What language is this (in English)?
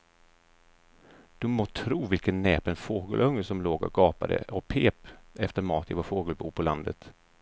Swedish